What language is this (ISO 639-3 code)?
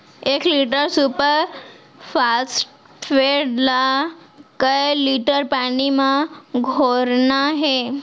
hne